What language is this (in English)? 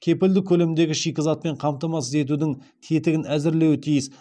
Kazakh